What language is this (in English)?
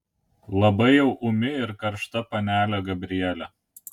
Lithuanian